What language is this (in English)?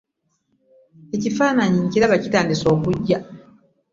Ganda